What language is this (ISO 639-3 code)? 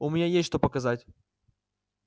rus